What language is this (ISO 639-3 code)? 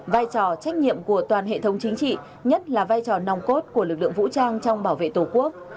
vie